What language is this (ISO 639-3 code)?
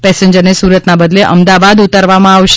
guj